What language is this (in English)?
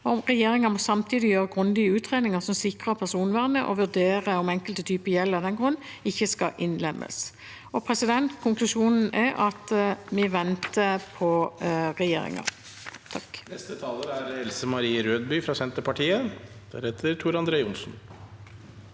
Norwegian